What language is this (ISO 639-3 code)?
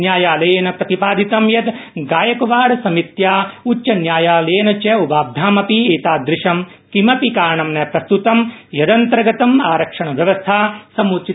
san